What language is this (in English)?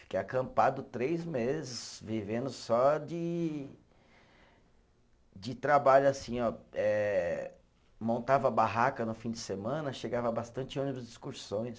Portuguese